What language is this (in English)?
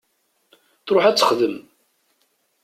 Kabyle